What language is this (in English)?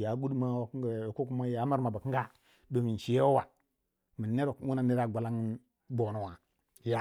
Waja